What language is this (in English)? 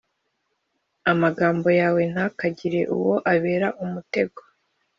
Kinyarwanda